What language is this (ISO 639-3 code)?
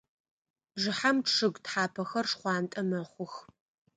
ady